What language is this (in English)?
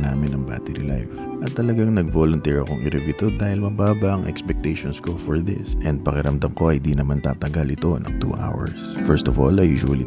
Filipino